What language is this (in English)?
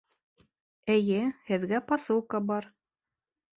Bashkir